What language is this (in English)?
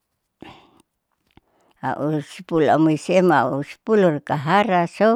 Saleman